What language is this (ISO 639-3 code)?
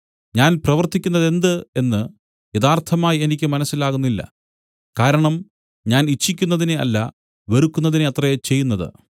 mal